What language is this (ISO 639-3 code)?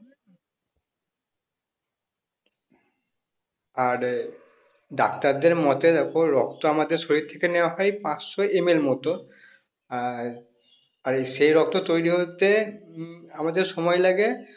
ben